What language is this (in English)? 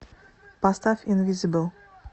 Russian